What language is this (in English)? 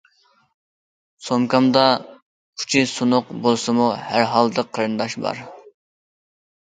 Uyghur